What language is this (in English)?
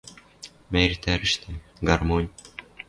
Western Mari